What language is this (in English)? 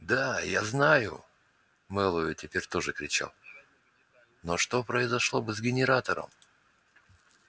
Russian